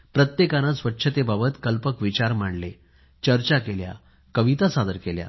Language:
Marathi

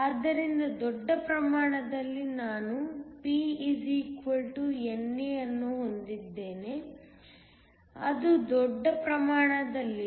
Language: Kannada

